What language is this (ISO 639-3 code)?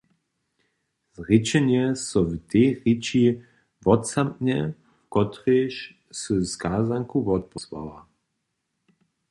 hsb